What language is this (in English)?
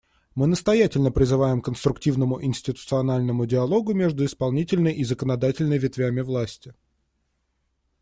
Russian